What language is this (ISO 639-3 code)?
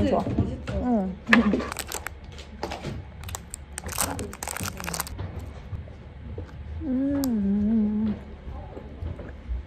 kor